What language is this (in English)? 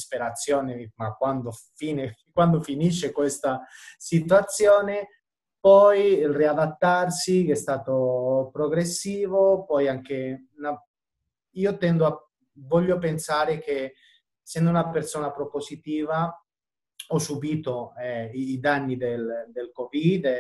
Italian